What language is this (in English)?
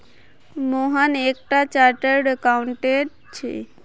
Magahi